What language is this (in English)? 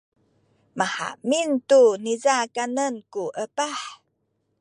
Sakizaya